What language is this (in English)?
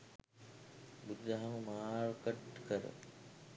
Sinhala